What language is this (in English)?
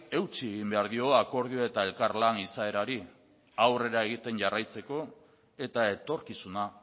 Basque